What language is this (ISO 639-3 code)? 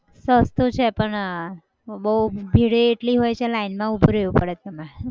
guj